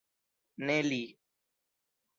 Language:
Esperanto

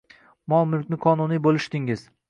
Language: Uzbek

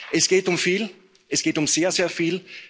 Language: German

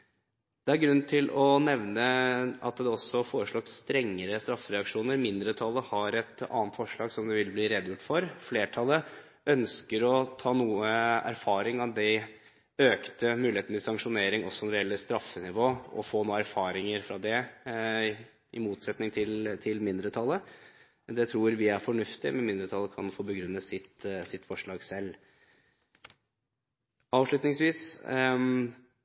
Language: Norwegian Bokmål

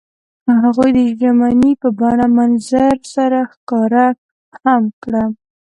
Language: Pashto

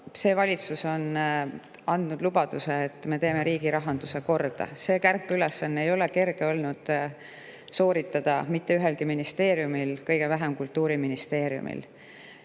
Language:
Estonian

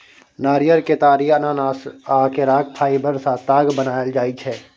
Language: Maithili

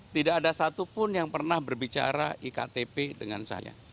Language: Indonesian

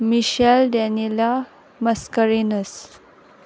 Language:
Konkani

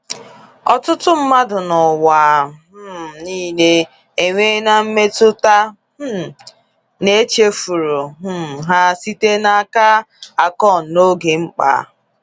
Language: Igbo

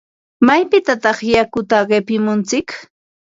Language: Ambo-Pasco Quechua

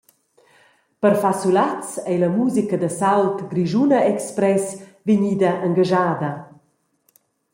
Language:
Romansh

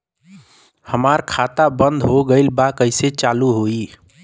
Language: Bhojpuri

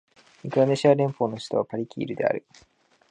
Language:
Japanese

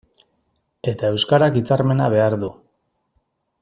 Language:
Basque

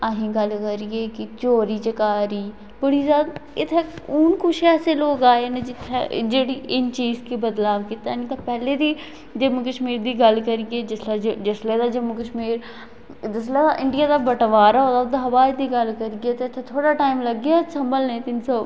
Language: Dogri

